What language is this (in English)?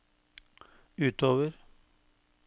Norwegian